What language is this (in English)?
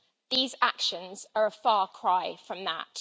English